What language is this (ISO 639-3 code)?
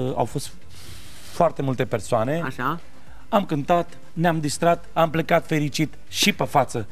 ron